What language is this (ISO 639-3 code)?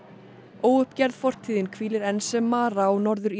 isl